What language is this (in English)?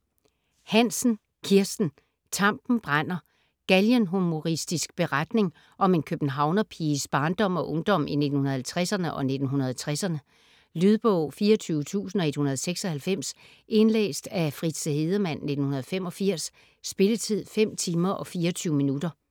Danish